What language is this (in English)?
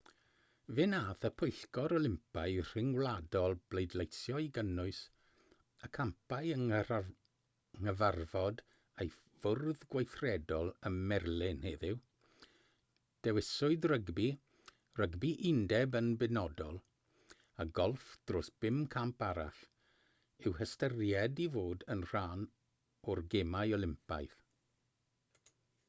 Welsh